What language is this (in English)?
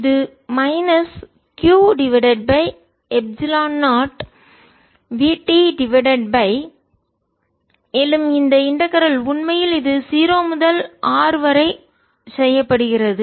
Tamil